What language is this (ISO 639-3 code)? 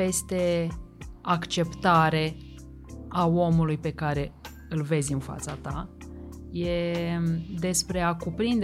ron